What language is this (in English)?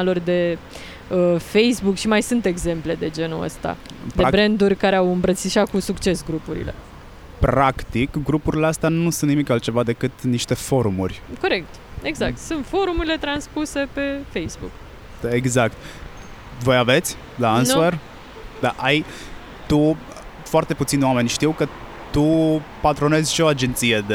Romanian